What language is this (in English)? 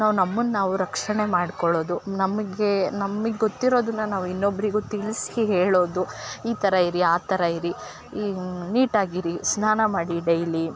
Kannada